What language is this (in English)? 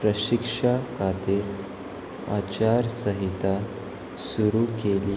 Konkani